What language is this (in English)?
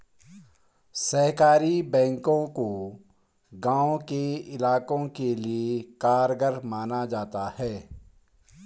Hindi